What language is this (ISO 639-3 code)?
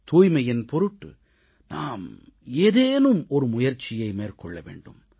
tam